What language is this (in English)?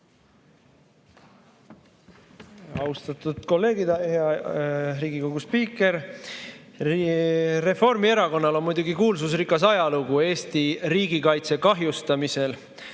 Estonian